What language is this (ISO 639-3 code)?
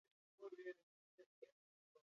eus